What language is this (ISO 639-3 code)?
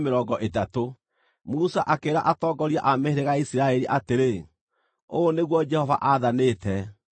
kik